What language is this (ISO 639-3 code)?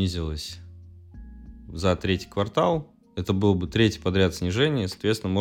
rus